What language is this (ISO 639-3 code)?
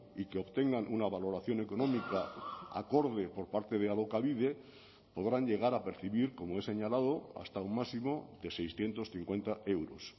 spa